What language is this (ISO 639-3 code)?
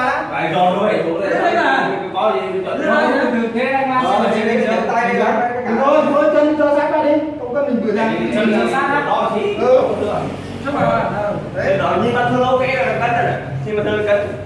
vie